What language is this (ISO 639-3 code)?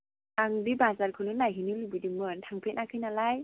brx